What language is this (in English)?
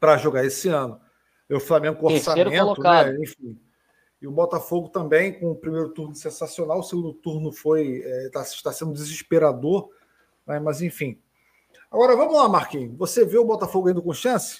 Portuguese